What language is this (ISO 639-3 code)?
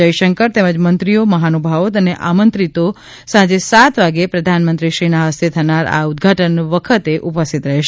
guj